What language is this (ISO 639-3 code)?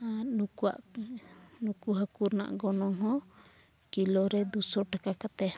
sat